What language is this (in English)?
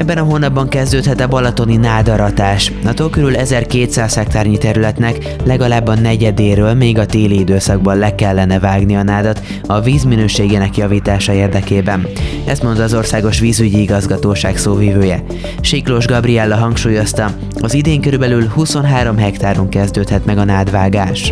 Hungarian